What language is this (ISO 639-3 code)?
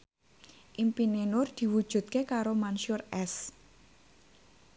jav